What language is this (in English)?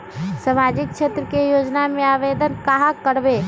Magahi